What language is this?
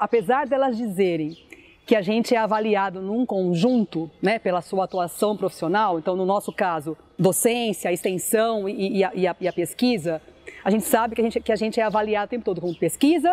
Portuguese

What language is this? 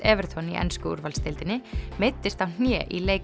Icelandic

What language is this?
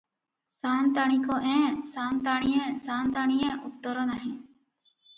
Odia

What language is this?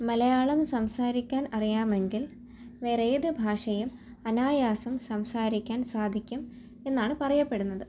Malayalam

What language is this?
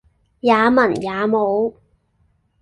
Cantonese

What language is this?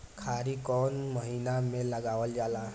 Bhojpuri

